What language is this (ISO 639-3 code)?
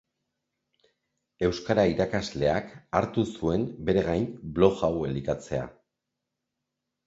eus